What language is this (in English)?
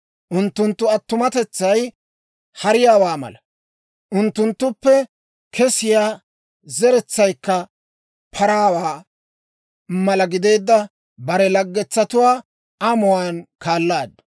Dawro